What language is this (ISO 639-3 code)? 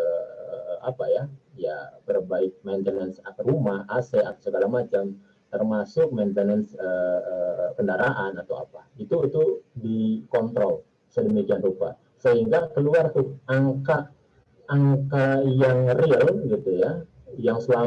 ind